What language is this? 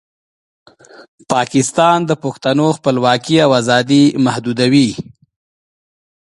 Pashto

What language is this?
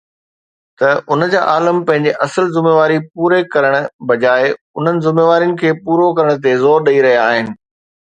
Sindhi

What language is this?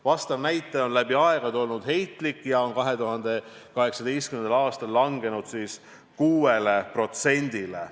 Estonian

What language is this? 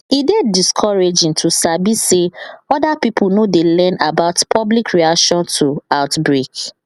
Nigerian Pidgin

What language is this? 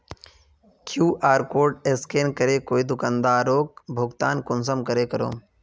Magahi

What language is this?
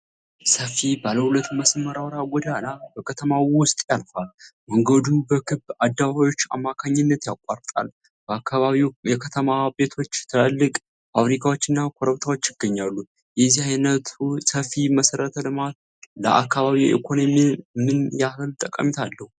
Amharic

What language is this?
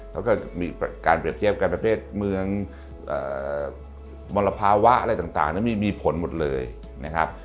Thai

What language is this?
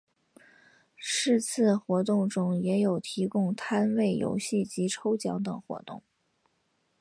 Chinese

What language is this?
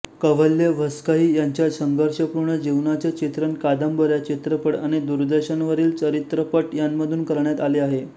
Marathi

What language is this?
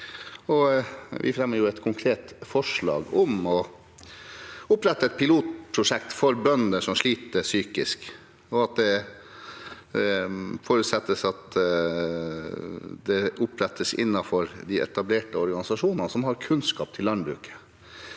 Norwegian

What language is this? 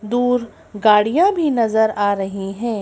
Hindi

